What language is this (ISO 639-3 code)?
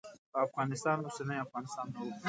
pus